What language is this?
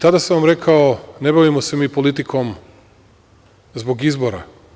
Serbian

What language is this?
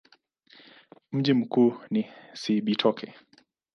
Swahili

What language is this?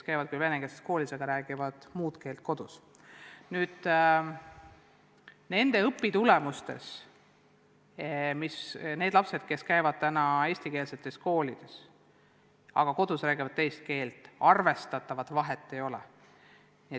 Estonian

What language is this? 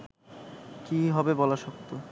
Bangla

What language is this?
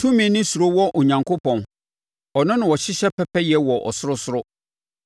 Akan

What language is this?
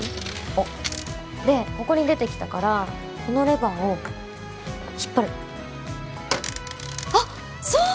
Japanese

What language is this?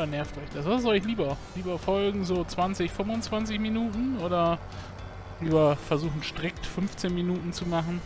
German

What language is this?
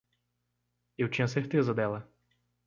Portuguese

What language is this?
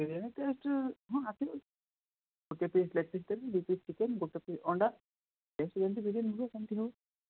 Odia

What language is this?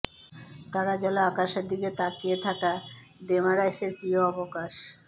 Bangla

